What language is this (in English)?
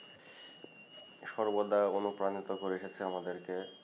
Bangla